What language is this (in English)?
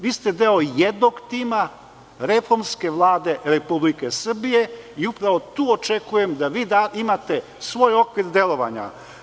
Serbian